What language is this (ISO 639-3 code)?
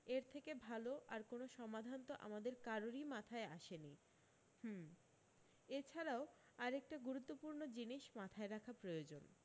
ben